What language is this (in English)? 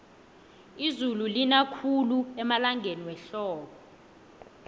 South Ndebele